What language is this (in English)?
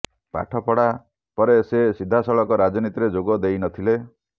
Odia